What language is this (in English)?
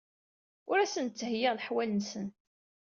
Kabyle